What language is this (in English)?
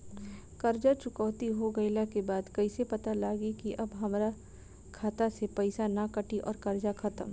Bhojpuri